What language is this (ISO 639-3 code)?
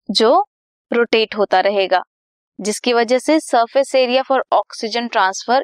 hin